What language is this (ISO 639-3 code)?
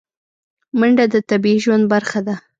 pus